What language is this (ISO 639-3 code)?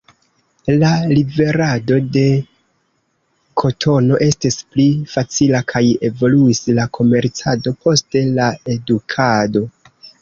epo